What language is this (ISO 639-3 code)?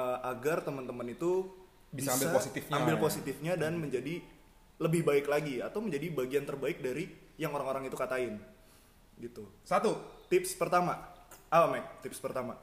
ind